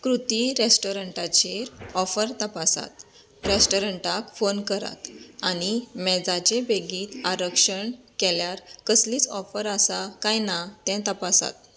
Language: Konkani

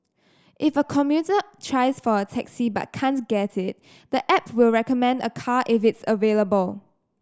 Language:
English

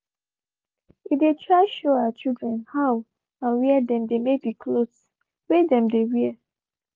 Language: Nigerian Pidgin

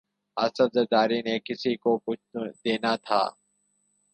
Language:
Urdu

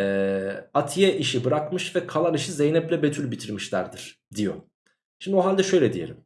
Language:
Turkish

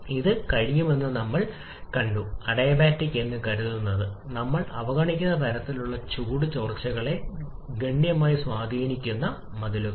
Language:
Malayalam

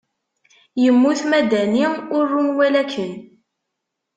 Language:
Kabyle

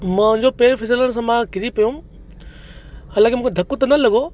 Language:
Sindhi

